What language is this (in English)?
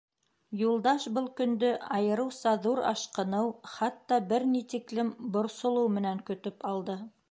Bashkir